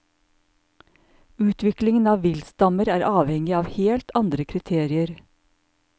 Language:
Norwegian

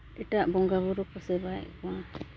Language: Santali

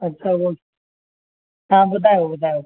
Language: Sindhi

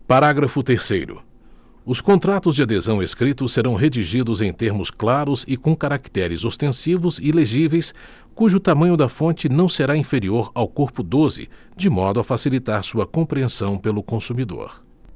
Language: Portuguese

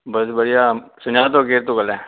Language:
Sindhi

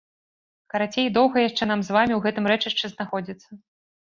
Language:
Belarusian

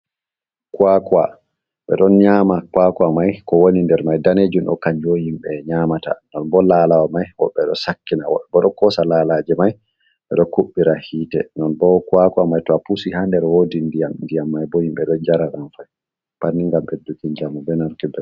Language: Fula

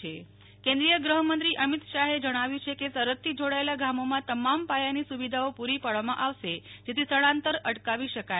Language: Gujarati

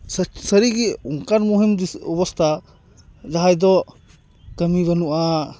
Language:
Santali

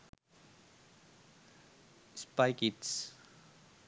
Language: Sinhala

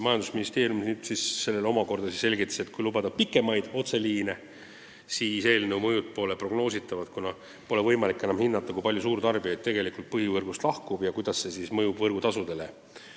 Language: Estonian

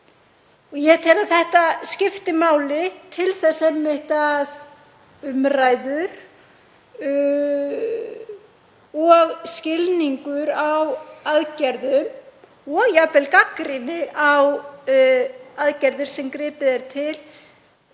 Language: Icelandic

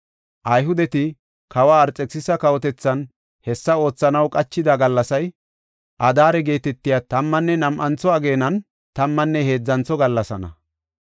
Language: Gofa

